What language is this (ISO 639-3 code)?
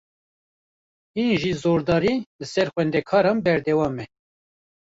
kur